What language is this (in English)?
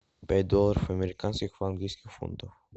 Russian